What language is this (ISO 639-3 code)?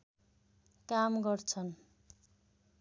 nep